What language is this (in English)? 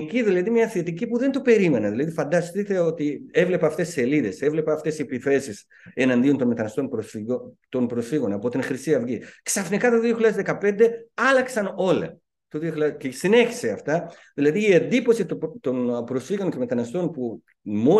Greek